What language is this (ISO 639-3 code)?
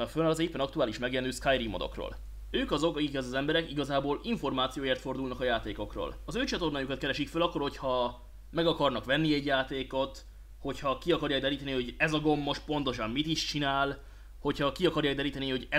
hun